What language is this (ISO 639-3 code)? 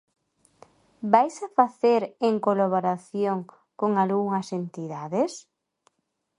glg